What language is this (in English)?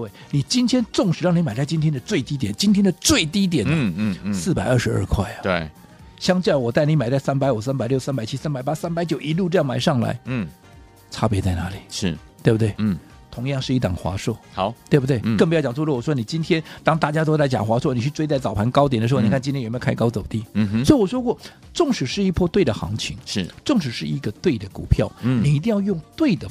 Chinese